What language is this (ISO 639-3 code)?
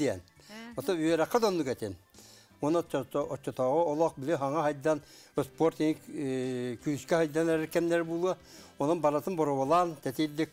tur